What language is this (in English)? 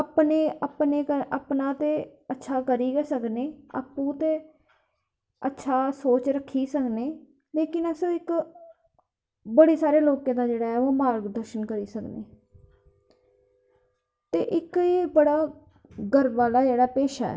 Dogri